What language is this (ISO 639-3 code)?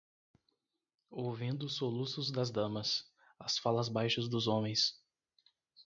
por